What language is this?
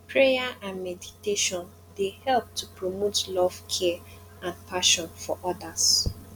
Nigerian Pidgin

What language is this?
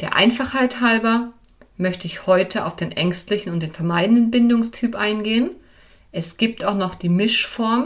German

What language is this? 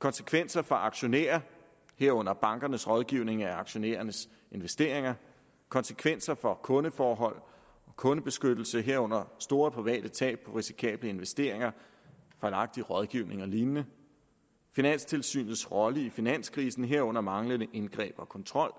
Danish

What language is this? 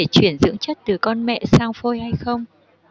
Vietnamese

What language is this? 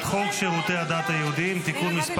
Hebrew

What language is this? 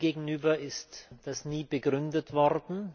German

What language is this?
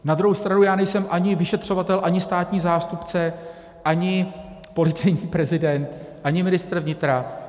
Czech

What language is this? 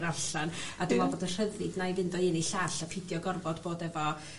Welsh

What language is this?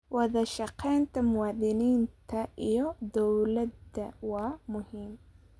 Somali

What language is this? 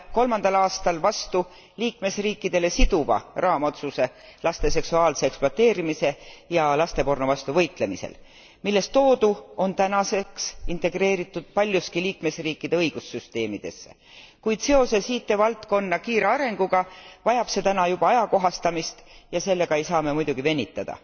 Estonian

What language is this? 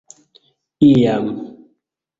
Esperanto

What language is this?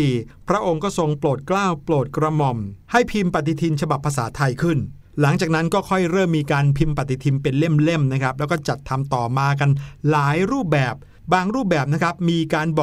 Thai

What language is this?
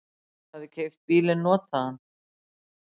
Icelandic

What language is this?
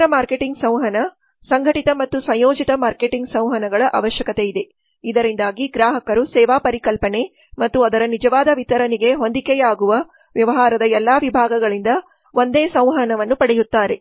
Kannada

